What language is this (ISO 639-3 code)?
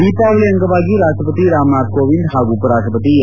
kan